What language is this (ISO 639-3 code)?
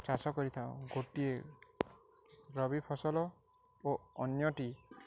ori